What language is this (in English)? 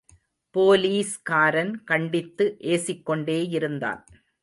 Tamil